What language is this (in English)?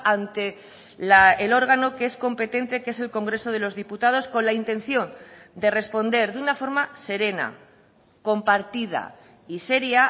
Spanish